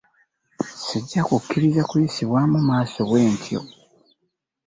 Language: Ganda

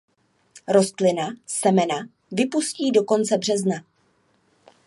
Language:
Czech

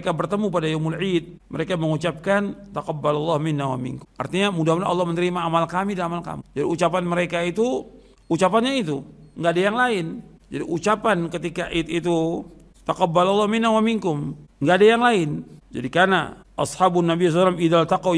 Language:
Indonesian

